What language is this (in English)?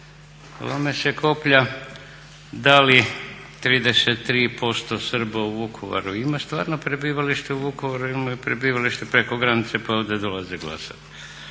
Croatian